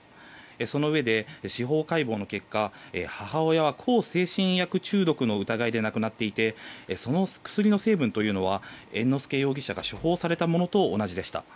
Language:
Japanese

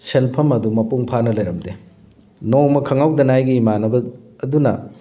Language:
Manipuri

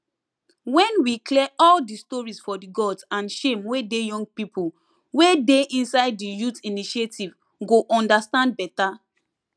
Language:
Nigerian Pidgin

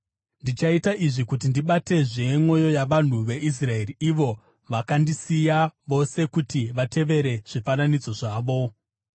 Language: Shona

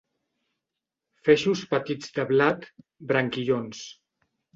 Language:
Catalan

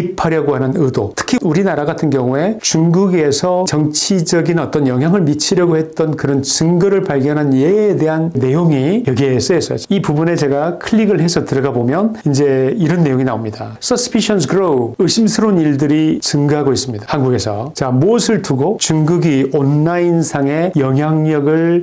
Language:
Korean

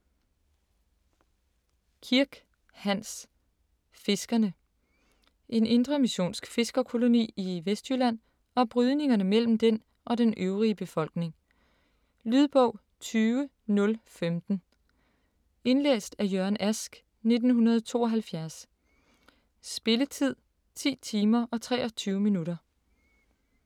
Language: Danish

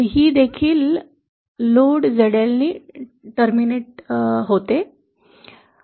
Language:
Marathi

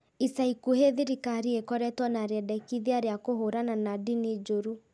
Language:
Kikuyu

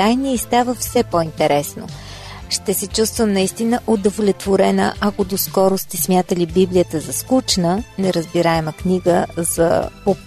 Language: Bulgarian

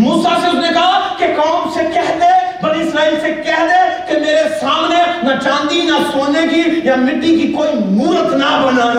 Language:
Urdu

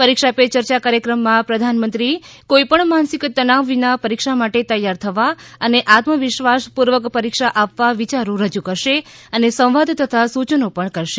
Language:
Gujarati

